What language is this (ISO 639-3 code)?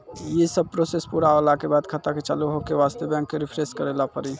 mai